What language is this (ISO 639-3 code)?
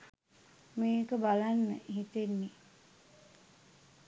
sin